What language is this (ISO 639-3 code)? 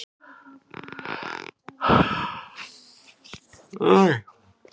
isl